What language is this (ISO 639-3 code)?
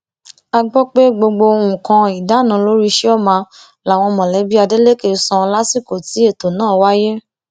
yor